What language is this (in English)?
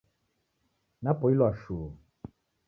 Taita